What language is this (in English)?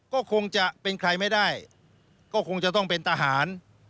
Thai